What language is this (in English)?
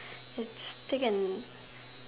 English